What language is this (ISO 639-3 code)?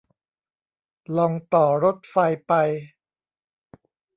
tha